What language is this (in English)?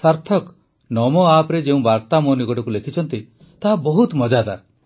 Odia